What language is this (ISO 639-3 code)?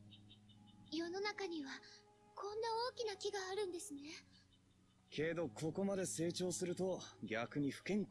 deu